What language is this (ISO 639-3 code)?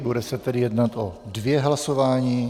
ces